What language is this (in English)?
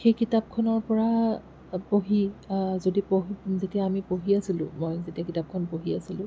Assamese